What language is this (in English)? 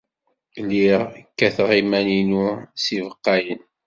Kabyle